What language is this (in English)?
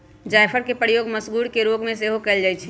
Magahi